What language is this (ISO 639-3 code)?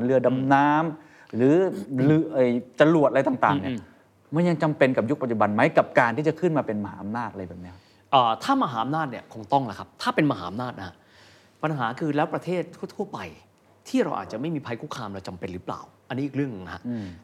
tha